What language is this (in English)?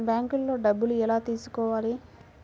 Telugu